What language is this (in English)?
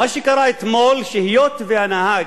Hebrew